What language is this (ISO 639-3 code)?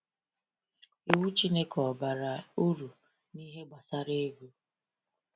ibo